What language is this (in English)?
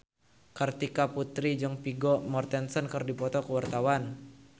Sundanese